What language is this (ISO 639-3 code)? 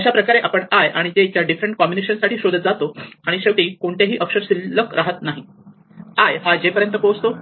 mar